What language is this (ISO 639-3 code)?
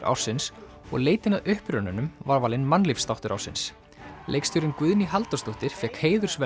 isl